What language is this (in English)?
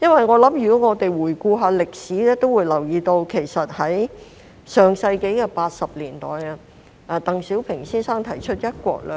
Cantonese